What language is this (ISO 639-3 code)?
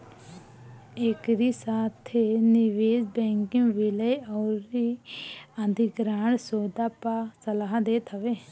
bho